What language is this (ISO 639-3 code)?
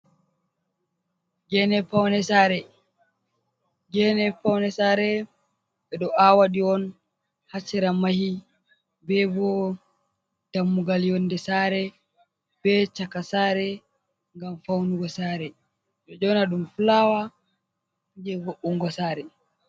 ful